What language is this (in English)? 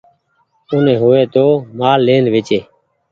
Goaria